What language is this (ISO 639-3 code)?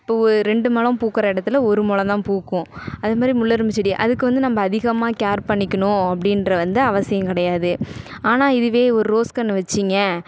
tam